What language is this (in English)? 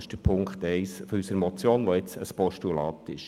Swiss German